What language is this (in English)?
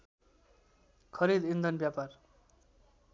Nepali